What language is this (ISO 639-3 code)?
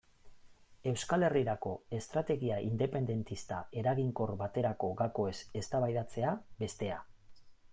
eus